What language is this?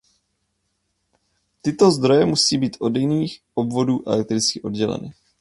Czech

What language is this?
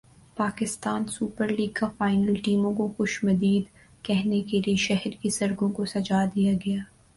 Urdu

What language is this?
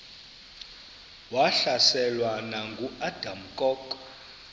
Xhosa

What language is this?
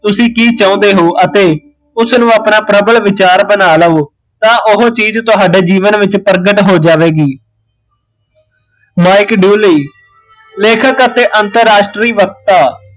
Punjabi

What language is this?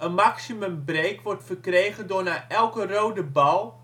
Dutch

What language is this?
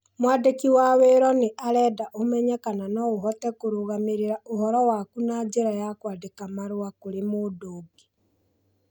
Kikuyu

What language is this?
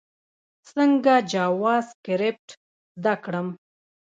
Pashto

